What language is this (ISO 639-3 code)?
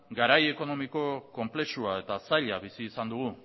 eus